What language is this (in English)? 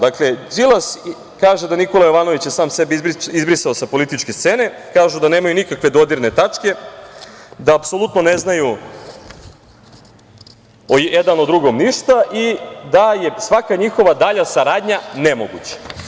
Serbian